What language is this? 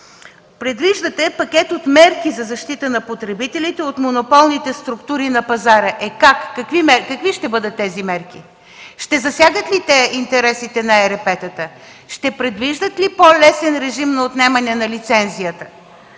Bulgarian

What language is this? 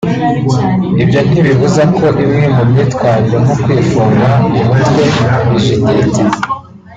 Kinyarwanda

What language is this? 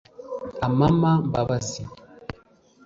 Kinyarwanda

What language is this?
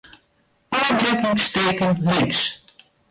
Western Frisian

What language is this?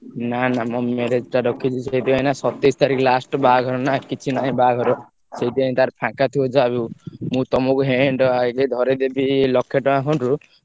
Odia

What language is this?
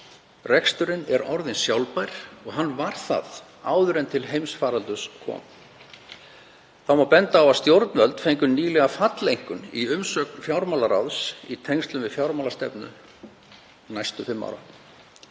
Icelandic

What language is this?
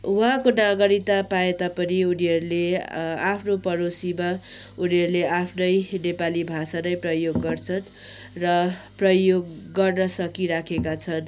Nepali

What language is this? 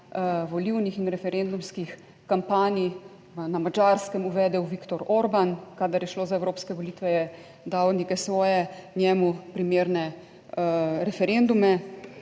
Slovenian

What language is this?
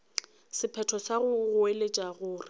Northern Sotho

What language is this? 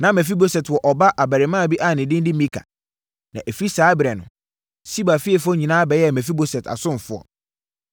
Akan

